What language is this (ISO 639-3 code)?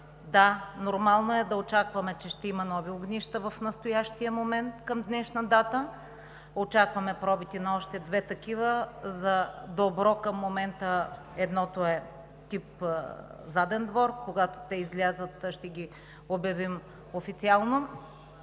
bul